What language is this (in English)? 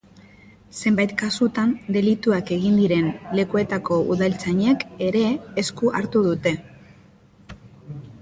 Basque